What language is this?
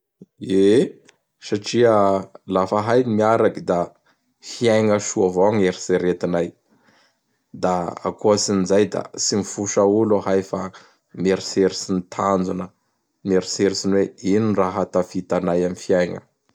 Bara Malagasy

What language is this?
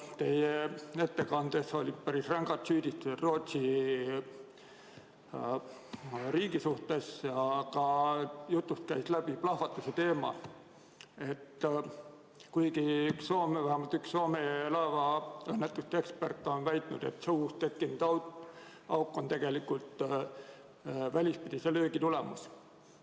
Estonian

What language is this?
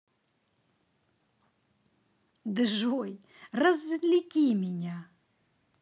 Russian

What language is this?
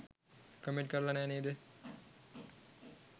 Sinhala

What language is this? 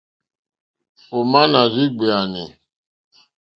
Mokpwe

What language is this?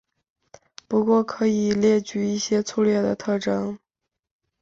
Chinese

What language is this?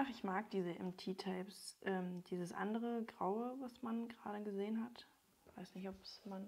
German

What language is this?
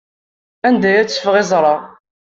Kabyle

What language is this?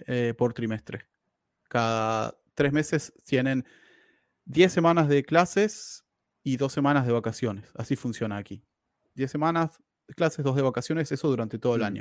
Spanish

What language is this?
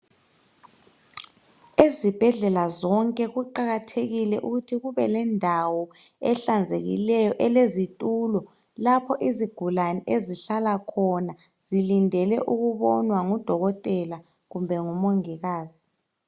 North Ndebele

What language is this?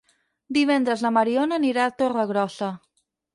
Catalan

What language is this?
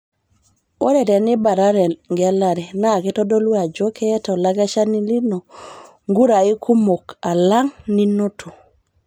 Masai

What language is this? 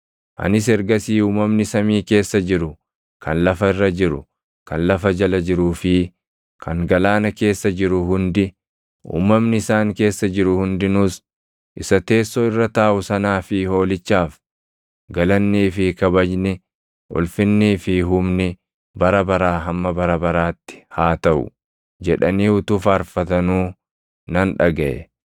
Oromo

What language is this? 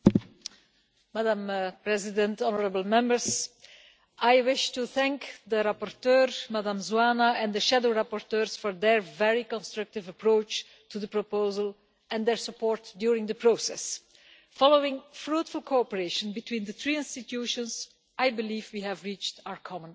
English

